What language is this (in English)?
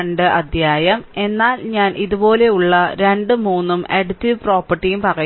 Malayalam